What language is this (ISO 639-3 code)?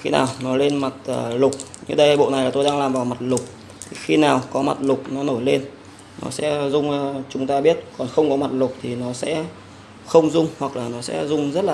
vie